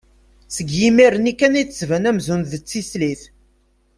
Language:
Kabyle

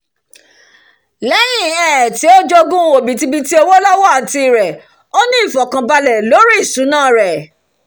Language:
Yoruba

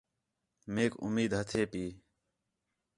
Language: Khetrani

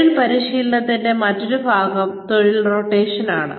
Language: Malayalam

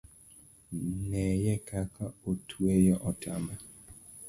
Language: Luo (Kenya and Tanzania)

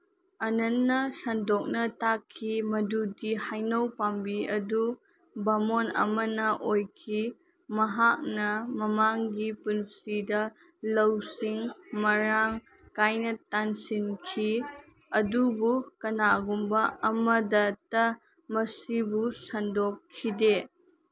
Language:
Manipuri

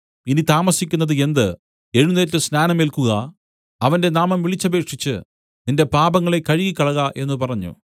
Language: Malayalam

